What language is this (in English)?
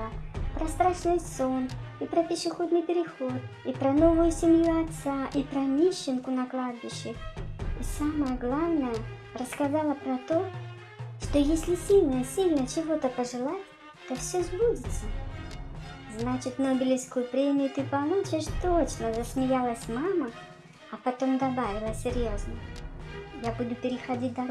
Russian